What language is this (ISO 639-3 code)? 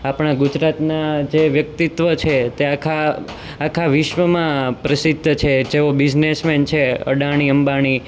guj